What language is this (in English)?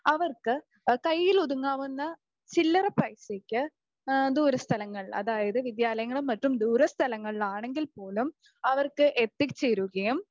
Malayalam